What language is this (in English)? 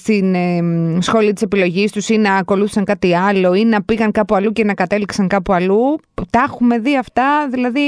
Greek